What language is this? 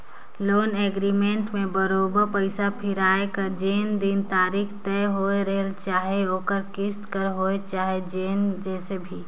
Chhattisgarhi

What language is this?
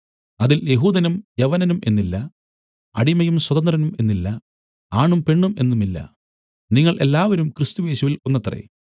Malayalam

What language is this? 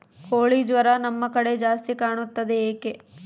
Kannada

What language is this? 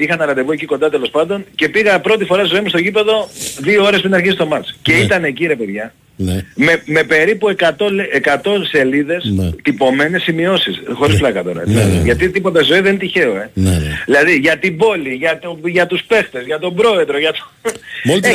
Greek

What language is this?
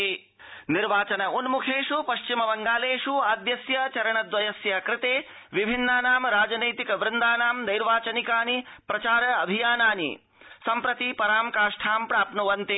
Sanskrit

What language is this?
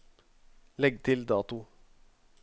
Norwegian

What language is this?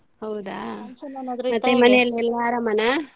Kannada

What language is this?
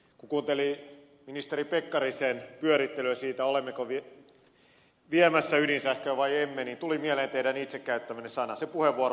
Finnish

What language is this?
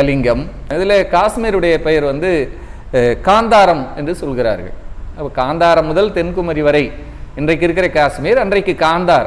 Tamil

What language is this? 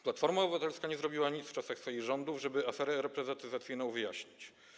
Polish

